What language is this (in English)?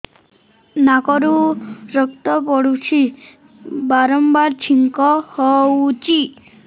Odia